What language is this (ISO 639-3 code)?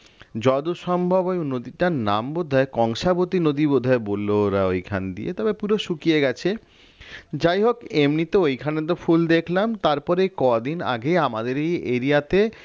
ben